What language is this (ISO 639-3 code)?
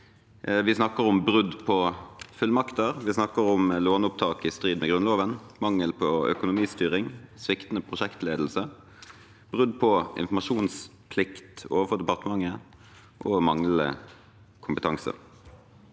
nor